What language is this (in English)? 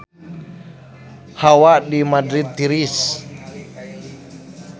Sundanese